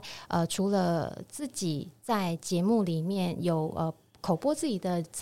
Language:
Chinese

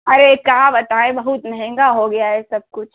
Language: Hindi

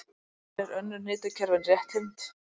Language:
Icelandic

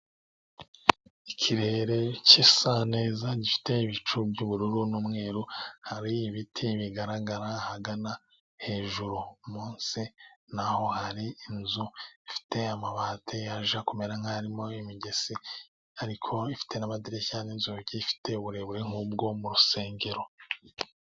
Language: Kinyarwanda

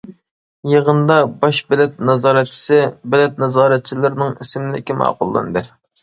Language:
Uyghur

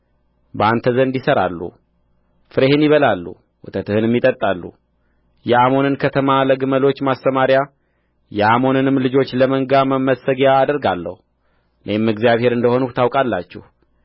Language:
Amharic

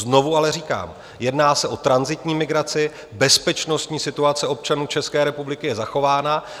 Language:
Czech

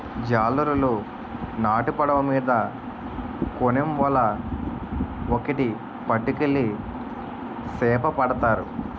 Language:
Telugu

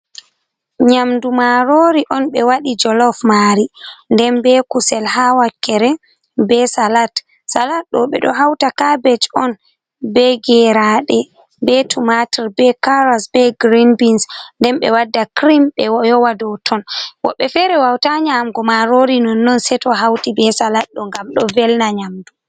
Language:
Fula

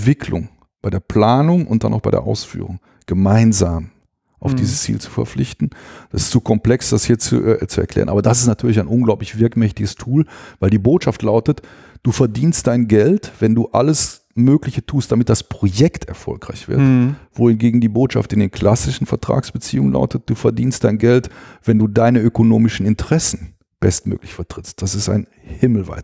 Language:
German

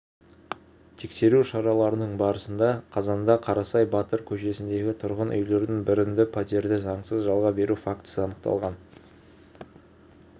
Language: Kazakh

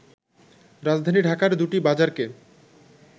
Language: Bangla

